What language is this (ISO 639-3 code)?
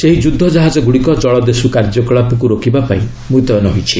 ori